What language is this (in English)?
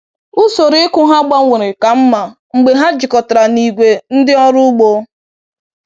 Igbo